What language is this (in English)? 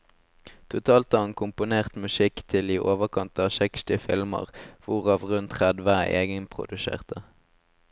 Norwegian